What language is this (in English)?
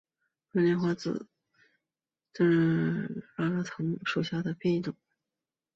Chinese